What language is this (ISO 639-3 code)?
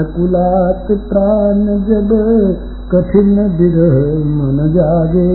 hin